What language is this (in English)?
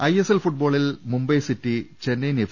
Malayalam